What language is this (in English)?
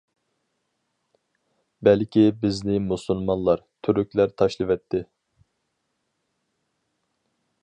Uyghur